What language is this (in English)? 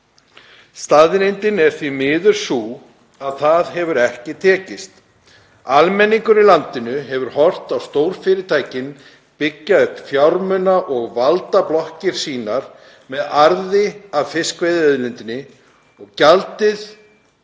Icelandic